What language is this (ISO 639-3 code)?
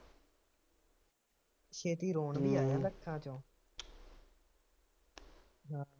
pan